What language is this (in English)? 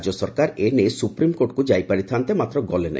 Odia